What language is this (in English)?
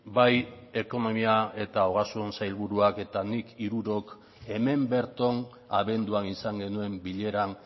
Basque